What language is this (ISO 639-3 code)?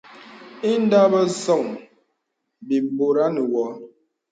beb